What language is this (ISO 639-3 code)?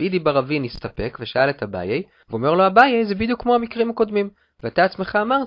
heb